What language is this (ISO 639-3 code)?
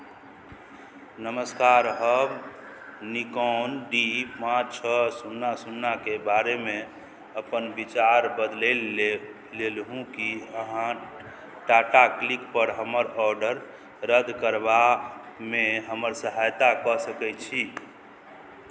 mai